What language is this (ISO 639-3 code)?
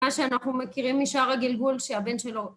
heb